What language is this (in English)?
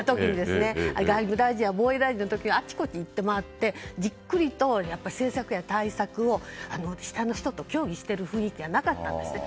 Japanese